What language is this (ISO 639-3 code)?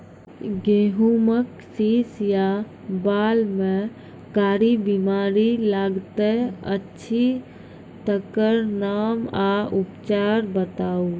mai